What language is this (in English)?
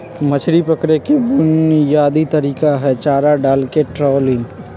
Magahi